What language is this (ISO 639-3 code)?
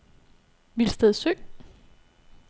dan